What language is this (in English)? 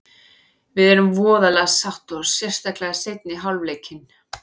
Icelandic